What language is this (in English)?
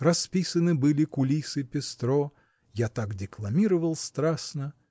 Russian